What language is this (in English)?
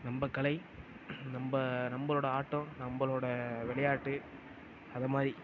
Tamil